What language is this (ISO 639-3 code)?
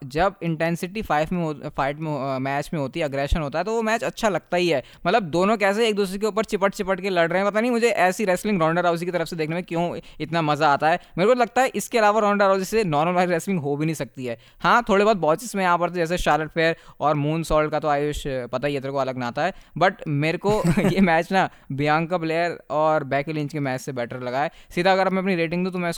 hin